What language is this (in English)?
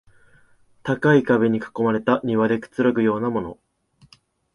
Japanese